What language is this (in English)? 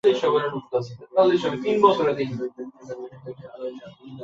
Bangla